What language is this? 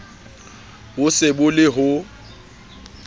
Southern Sotho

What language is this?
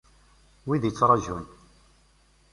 Kabyle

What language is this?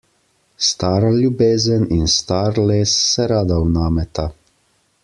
Slovenian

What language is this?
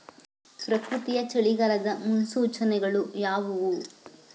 Kannada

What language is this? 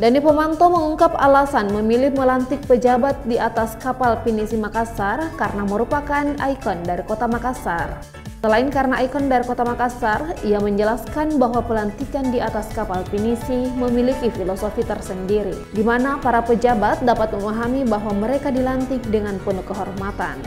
Indonesian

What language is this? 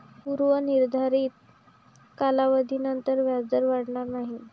Marathi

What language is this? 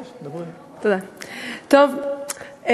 Hebrew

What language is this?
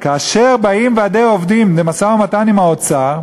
Hebrew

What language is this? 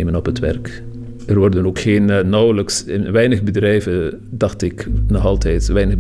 Dutch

